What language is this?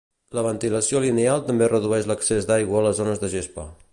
Catalan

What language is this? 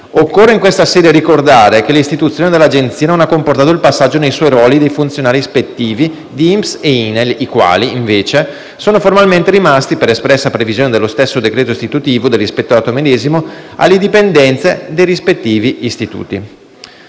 Italian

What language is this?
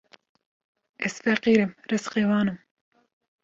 Kurdish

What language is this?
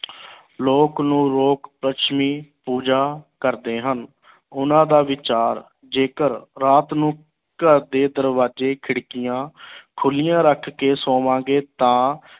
Punjabi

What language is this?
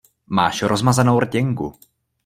Czech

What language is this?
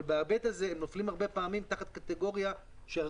Hebrew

